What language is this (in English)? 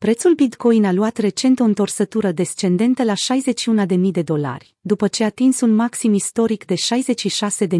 Romanian